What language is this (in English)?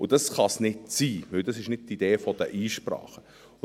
Swiss German